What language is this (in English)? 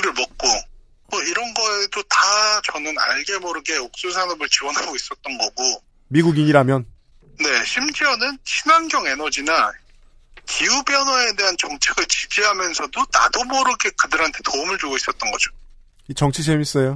Korean